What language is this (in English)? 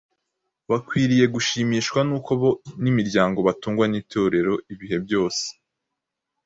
Kinyarwanda